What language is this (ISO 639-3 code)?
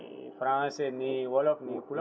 ful